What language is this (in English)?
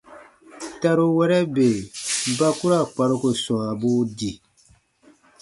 Baatonum